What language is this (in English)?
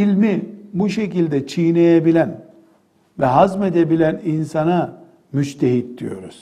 Turkish